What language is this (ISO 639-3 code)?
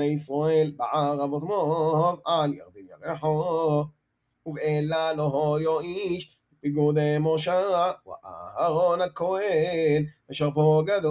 heb